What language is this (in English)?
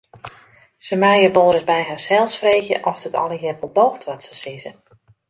Western Frisian